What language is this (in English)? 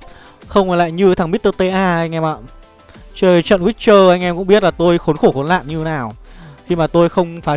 Vietnamese